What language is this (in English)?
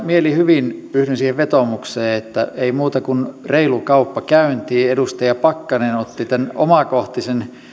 Finnish